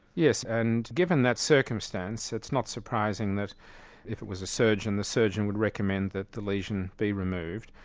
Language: English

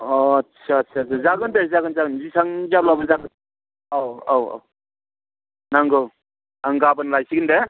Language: Bodo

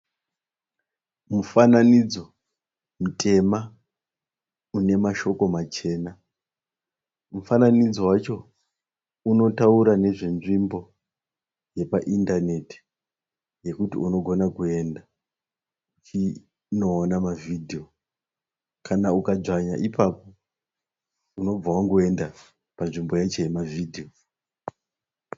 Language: Shona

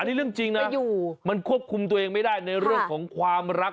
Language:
Thai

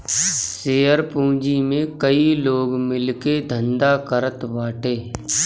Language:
Bhojpuri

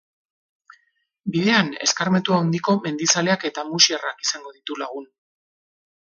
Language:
Basque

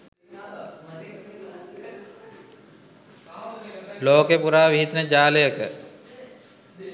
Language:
Sinhala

